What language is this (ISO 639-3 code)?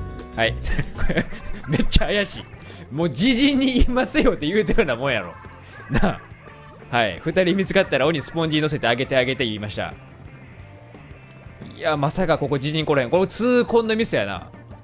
jpn